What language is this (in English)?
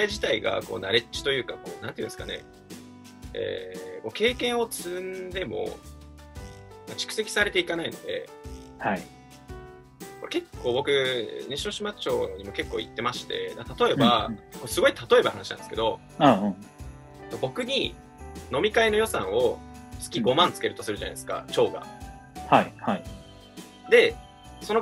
Japanese